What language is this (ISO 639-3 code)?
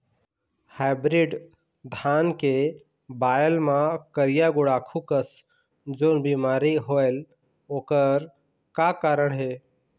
hne